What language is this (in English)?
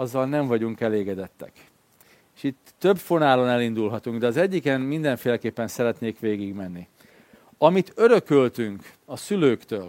Hungarian